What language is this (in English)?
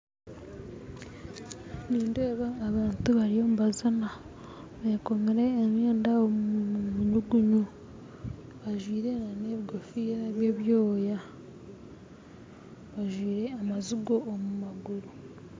Nyankole